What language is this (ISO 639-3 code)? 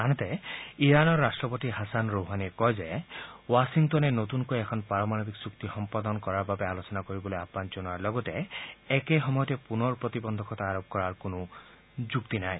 asm